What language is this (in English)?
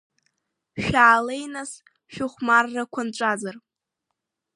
Abkhazian